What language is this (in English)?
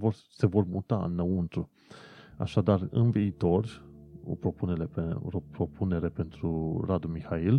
Romanian